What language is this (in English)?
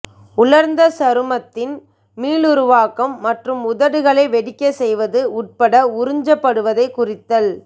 Tamil